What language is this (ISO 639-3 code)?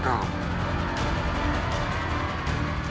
ind